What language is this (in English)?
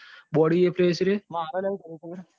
Gujarati